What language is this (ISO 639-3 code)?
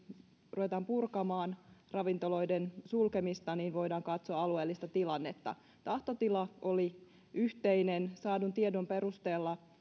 fin